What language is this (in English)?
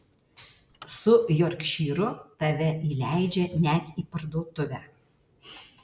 Lithuanian